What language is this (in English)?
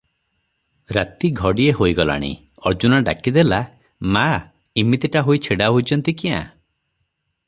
Odia